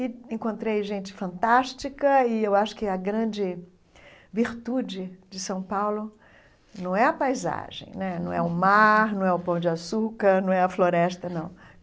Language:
Portuguese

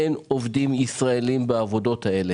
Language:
Hebrew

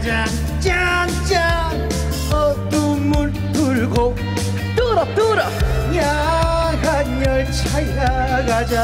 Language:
Korean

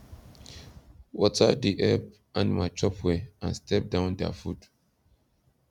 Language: Nigerian Pidgin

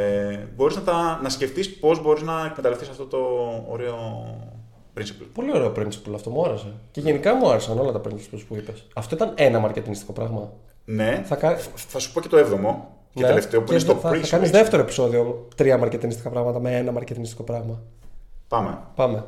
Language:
Greek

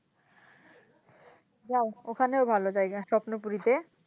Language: Bangla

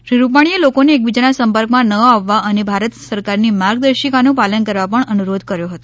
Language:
Gujarati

